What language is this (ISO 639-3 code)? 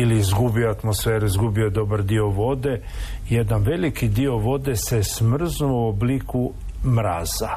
hrv